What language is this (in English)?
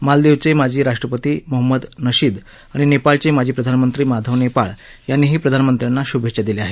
Marathi